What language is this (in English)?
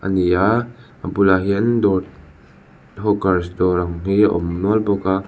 Mizo